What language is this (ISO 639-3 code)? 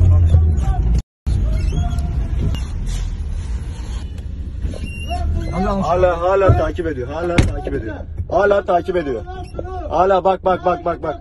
tur